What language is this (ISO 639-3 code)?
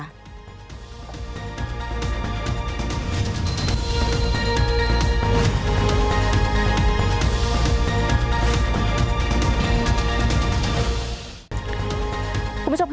tha